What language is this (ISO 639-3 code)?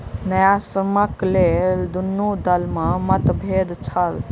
mai